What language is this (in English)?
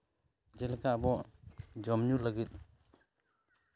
Santali